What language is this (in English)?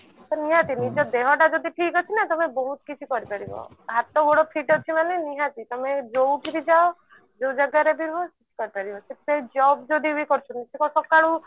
Odia